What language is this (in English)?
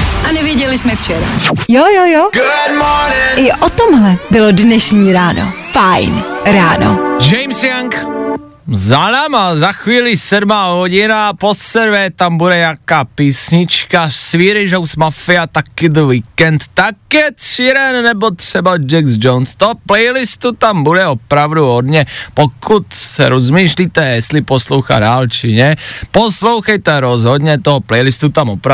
Czech